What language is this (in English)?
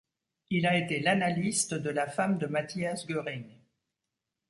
French